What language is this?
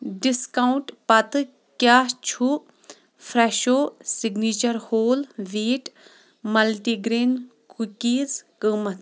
Kashmiri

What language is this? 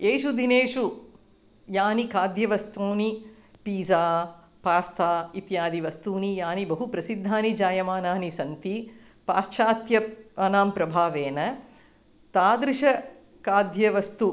Sanskrit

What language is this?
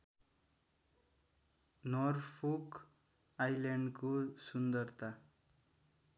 Nepali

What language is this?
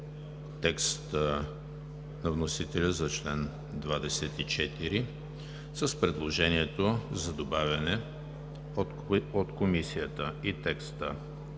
Bulgarian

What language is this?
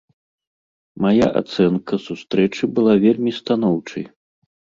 Belarusian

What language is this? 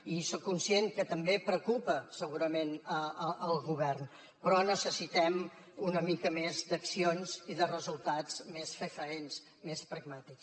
Catalan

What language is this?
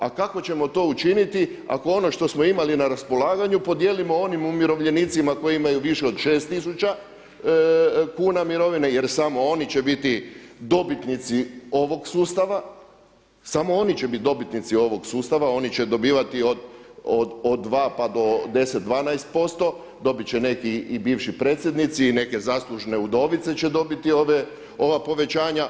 Croatian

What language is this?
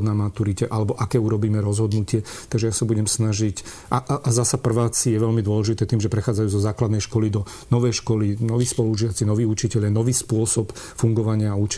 Slovak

